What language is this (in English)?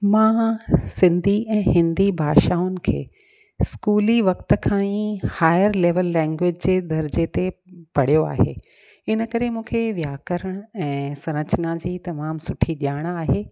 Sindhi